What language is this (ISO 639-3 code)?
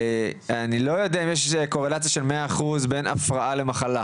heb